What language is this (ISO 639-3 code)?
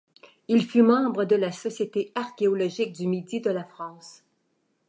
fra